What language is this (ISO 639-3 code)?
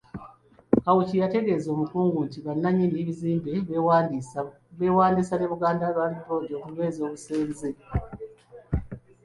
lug